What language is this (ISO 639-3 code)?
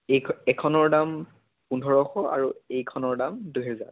asm